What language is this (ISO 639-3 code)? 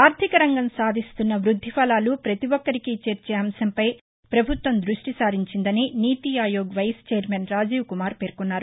tel